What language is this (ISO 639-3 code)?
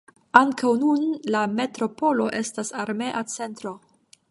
epo